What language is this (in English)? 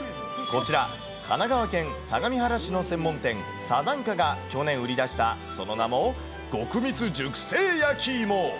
Japanese